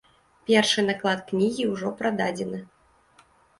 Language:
Belarusian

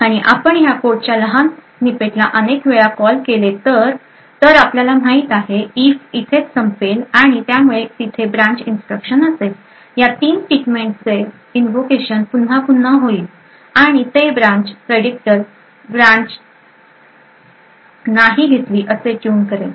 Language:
Marathi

